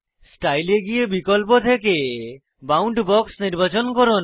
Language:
Bangla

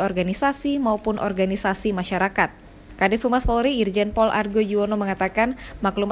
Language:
Indonesian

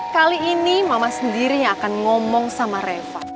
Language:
Indonesian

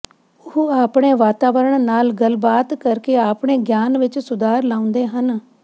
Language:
Punjabi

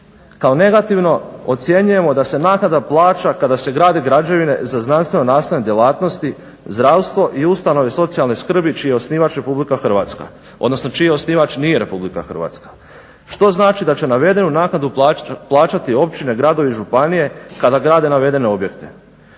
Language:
Croatian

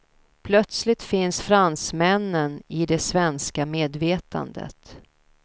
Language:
Swedish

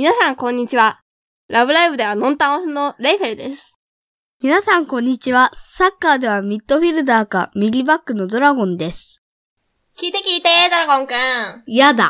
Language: Japanese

